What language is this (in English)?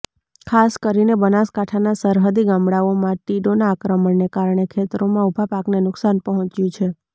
Gujarati